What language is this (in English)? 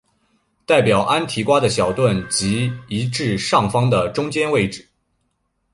Chinese